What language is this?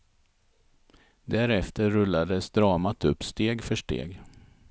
Swedish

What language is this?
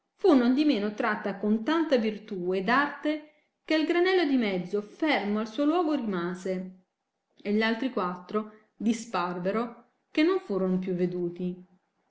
Italian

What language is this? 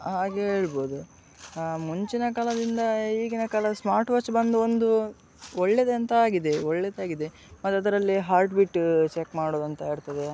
Kannada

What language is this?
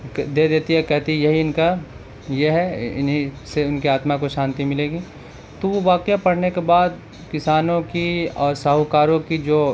Urdu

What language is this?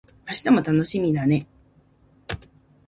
Japanese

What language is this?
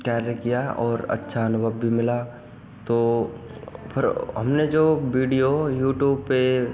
Hindi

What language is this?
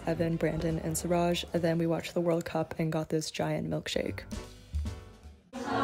English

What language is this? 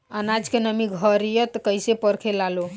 Bhojpuri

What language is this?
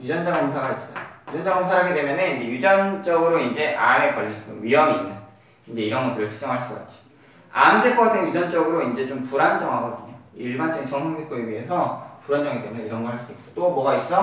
Korean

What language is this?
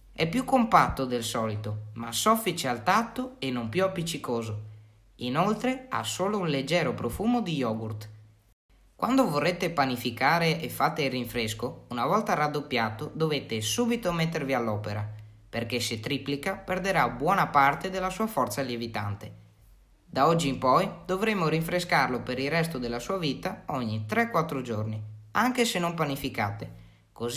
Italian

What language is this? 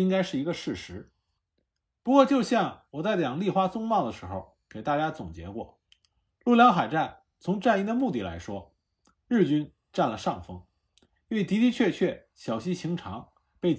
Chinese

